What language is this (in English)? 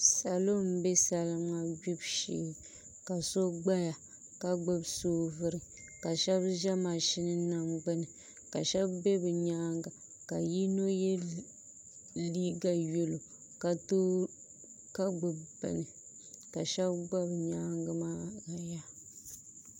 Dagbani